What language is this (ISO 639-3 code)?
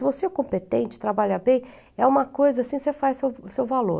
por